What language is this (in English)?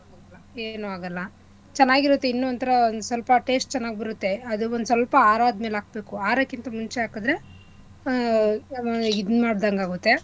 Kannada